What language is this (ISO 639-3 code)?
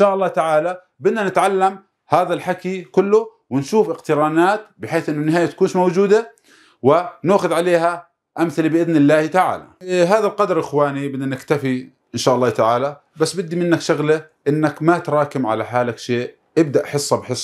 ara